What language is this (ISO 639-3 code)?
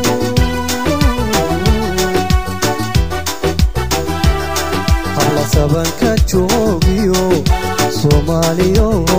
ind